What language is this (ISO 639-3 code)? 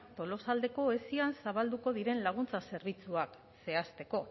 eus